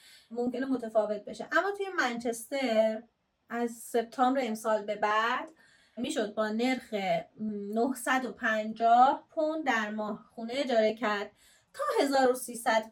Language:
Persian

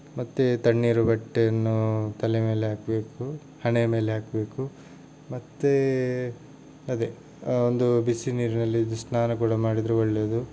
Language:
Kannada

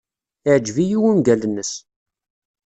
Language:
Kabyle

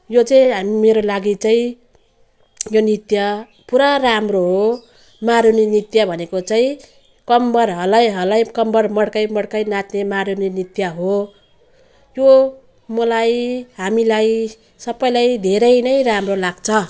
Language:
Nepali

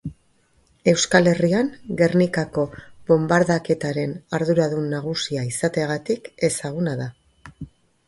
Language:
Basque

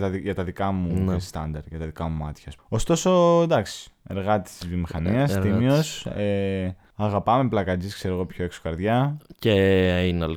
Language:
Greek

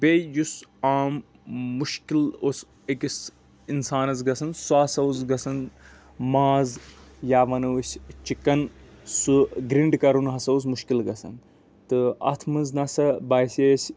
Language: Kashmiri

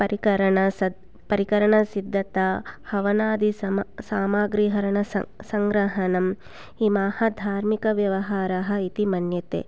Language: Sanskrit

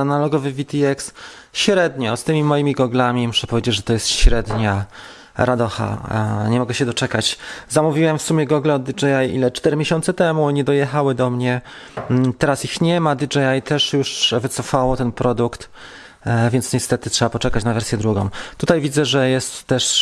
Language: Polish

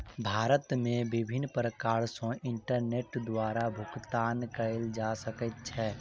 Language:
Maithili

